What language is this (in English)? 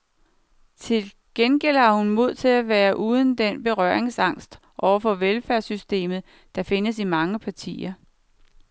Danish